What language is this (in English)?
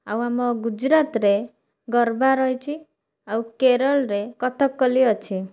Odia